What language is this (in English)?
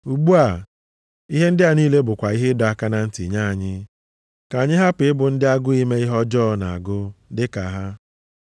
Igbo